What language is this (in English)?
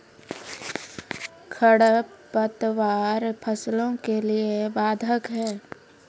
Maithili